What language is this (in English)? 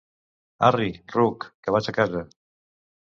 Catalan